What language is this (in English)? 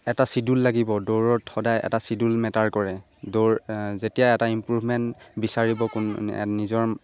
Assamese